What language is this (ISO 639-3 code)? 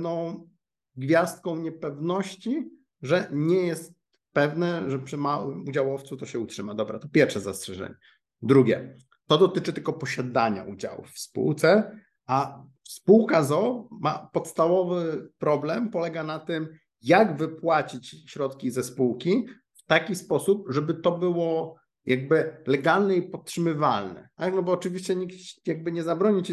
pol